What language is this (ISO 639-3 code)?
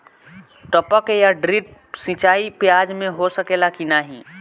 bho